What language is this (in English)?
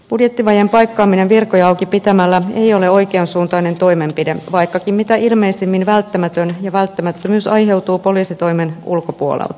Finnish